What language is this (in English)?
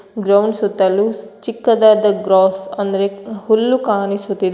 Kannada